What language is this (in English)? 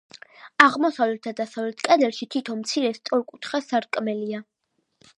Georgian